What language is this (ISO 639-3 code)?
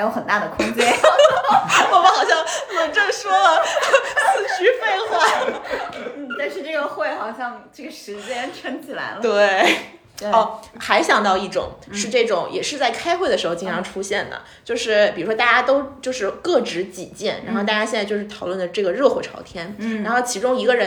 zho